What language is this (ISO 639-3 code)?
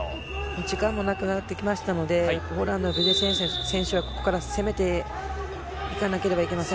jpn